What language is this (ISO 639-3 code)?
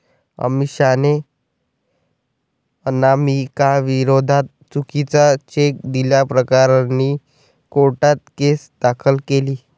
mar